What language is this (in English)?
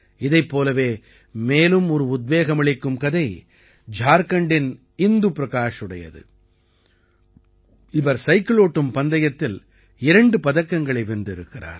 Tamil